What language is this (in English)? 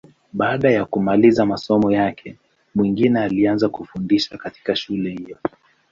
Swahili